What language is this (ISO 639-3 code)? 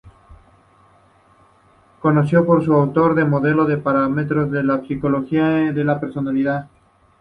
spa